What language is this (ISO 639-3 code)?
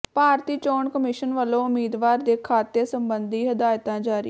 pan